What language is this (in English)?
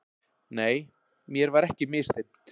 Icelandic